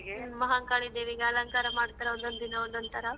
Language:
Kannada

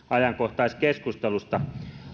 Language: Finnish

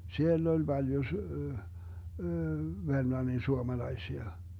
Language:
Finnish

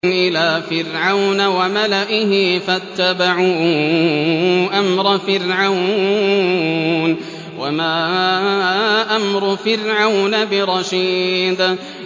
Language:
Arabic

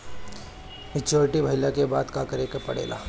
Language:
Bhojpuri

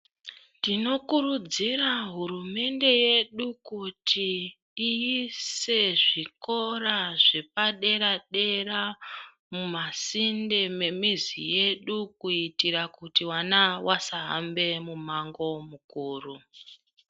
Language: Ndau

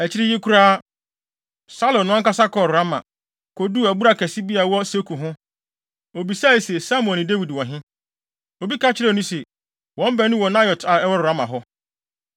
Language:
Akan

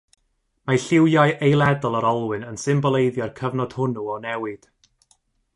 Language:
Welsh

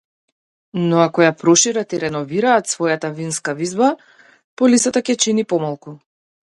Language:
Macedonian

